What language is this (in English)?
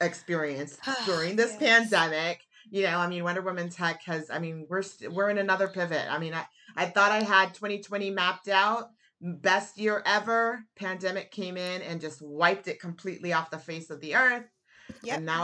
English